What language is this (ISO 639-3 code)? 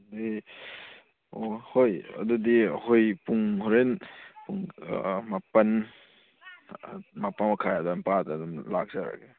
mni